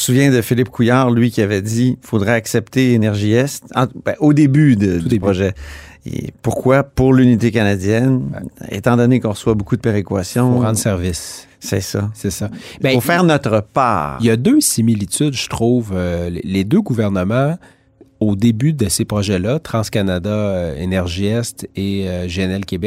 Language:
French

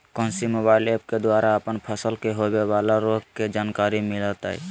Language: Magahi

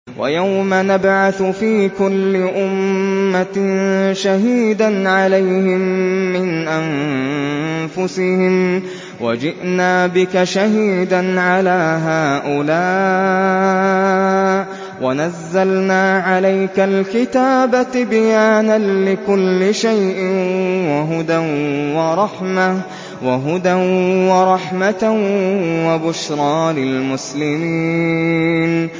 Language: Arabic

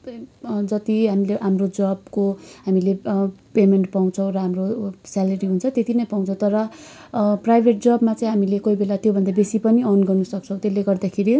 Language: Nepali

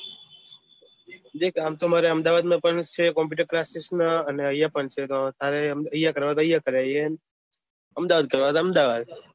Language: Gujarati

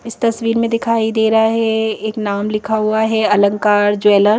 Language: Hindi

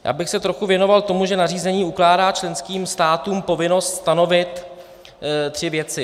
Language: Czech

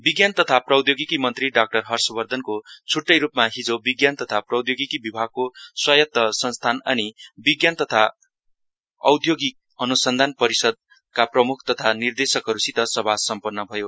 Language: Nepali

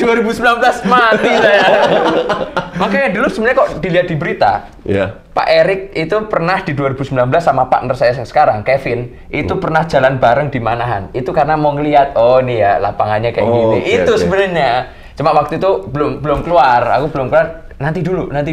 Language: Indonesian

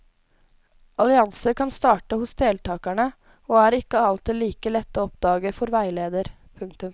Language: Norwegian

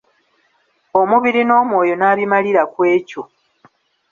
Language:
Ganda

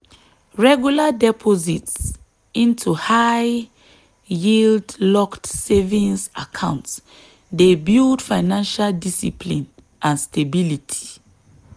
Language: Nigerian Pidgin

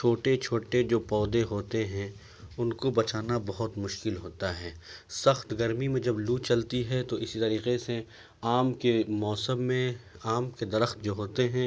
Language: Urdu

